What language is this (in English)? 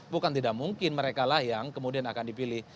Indonesian